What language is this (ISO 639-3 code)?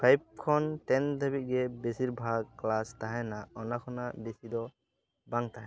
sat